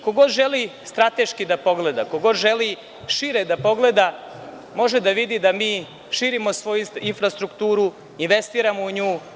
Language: Serbian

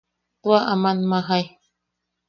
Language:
Yaqui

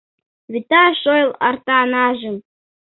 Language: Mari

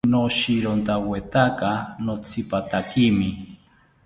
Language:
South Ucayali Ashéninka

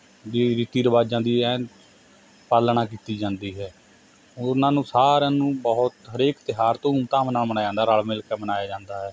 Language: Punjabi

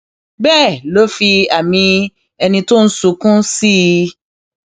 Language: Yoruba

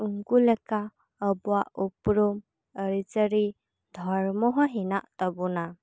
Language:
Santali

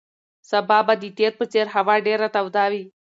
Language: Pashto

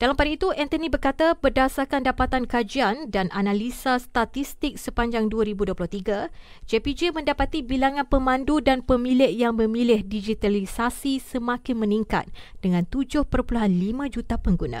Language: Malay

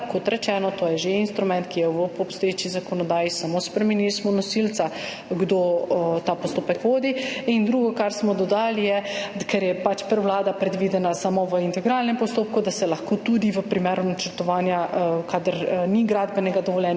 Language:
Slovenian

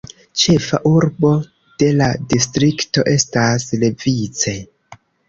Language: Esperanto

